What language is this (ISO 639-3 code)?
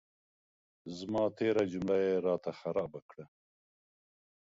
pus